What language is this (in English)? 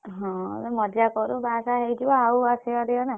Odia